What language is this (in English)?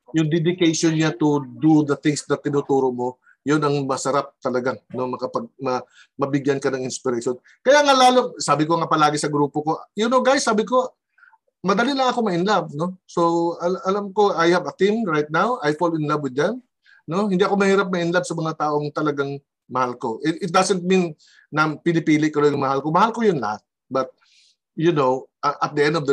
Filipino